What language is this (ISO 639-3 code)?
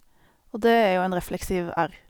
nor